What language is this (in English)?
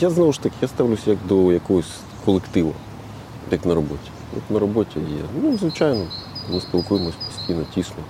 Ukrainian